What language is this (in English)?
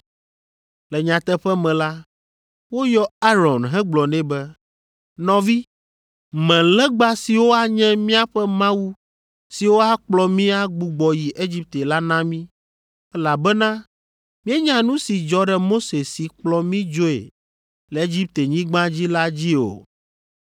Ewe